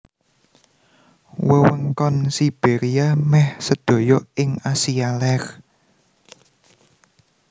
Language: Javanese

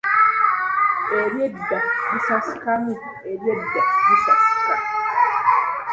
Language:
Ganda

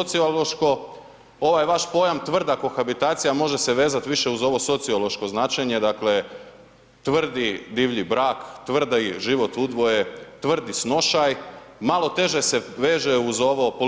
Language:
Croatian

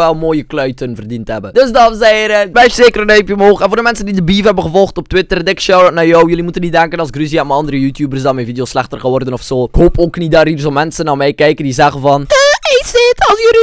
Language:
Dutch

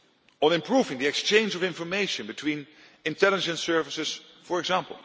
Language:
English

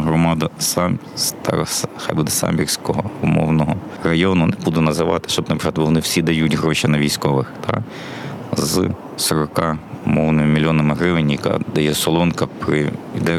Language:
Ukrainian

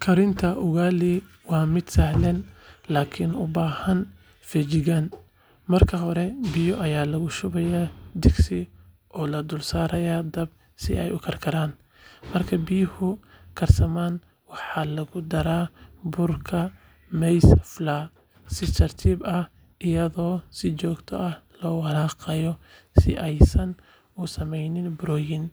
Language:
Somali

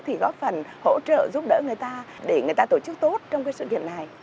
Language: Vietnamese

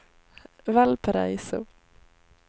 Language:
Swedish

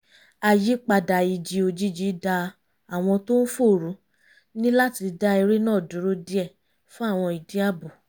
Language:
Yoruba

